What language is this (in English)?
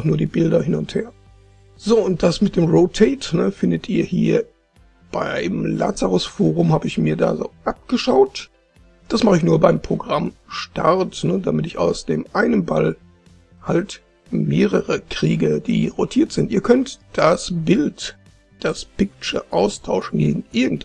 German